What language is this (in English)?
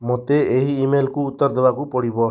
Odia